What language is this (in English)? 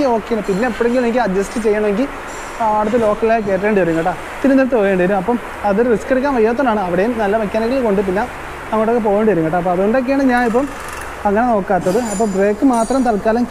Indonesian